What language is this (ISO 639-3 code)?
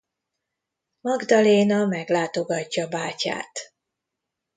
hun